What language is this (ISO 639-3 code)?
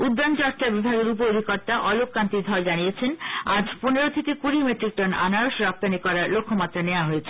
ben